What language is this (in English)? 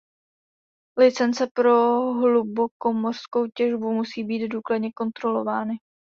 Czech